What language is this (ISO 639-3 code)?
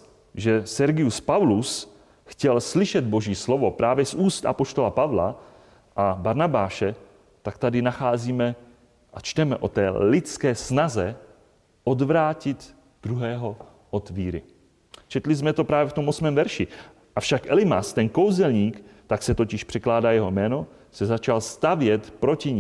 ces